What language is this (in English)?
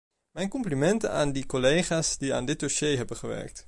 Dutch